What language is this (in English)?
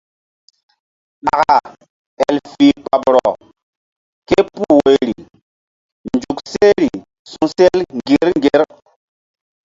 Mbum